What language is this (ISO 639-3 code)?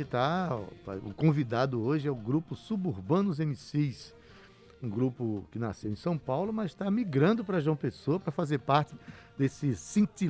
por